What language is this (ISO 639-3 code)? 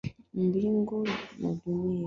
swa